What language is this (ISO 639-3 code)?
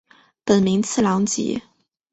zho